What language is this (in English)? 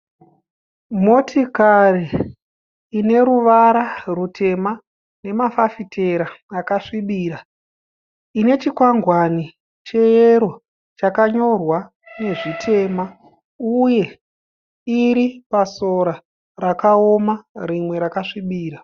Shona